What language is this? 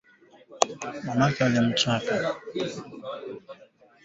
Swahili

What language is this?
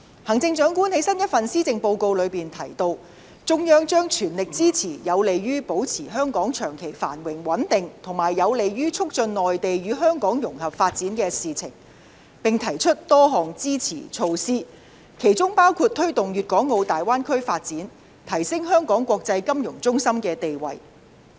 Cantonese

